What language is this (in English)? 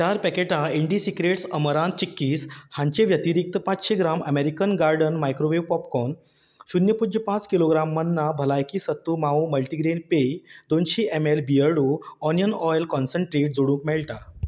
Konkani